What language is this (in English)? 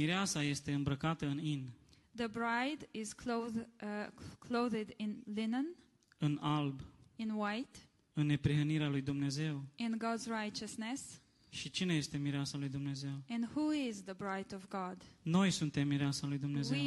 Romanian